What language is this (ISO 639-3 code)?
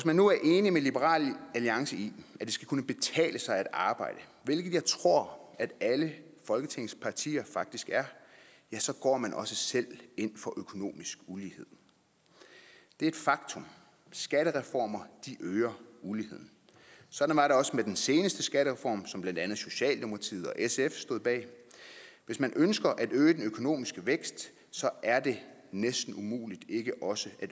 dan